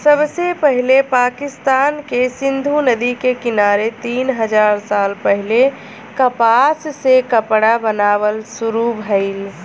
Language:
Bhojpuri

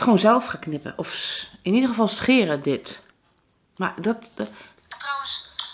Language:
Dutch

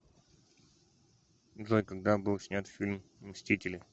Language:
Russian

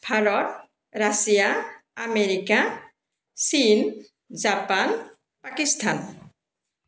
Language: Assamese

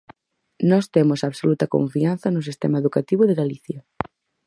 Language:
Galician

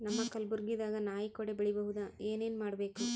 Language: Kannada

